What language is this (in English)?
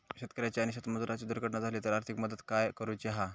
Marathi